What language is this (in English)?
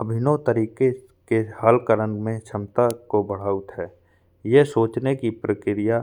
Bundeli